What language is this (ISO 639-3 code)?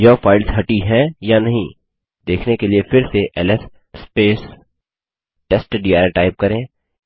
hin